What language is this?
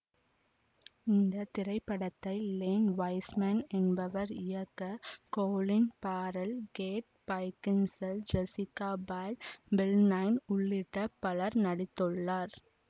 Tamil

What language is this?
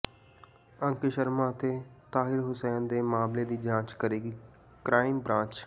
Punjabi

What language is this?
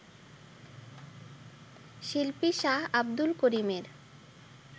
Bangla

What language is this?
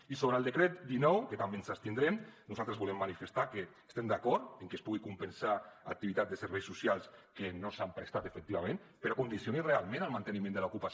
Catalan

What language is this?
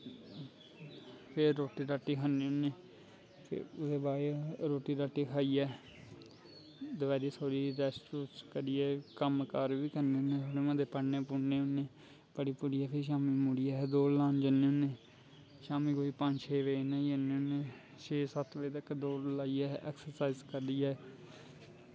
Dogri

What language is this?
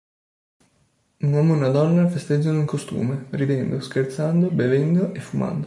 Italian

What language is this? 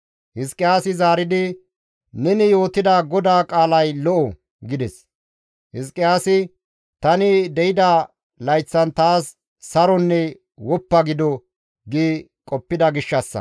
Gamo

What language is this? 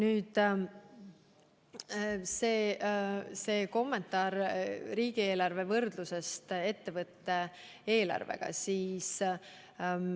Estonian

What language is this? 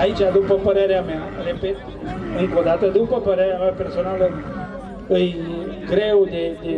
Romanian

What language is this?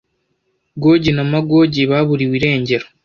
Kinyarwanda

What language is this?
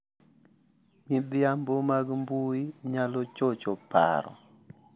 Luo (Kenya and Tanzania)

